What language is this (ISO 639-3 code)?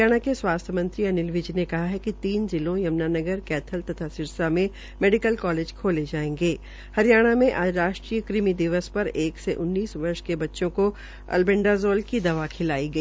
hin